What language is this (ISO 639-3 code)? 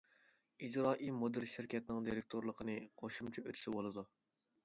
uig